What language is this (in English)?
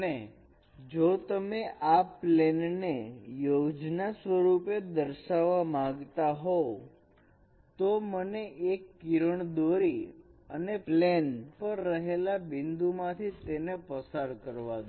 Gujarati